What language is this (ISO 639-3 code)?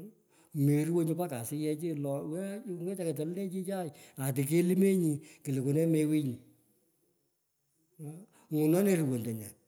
pko